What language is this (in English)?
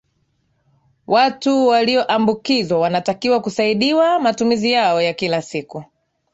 Swahili